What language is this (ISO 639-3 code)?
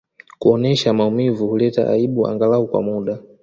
swa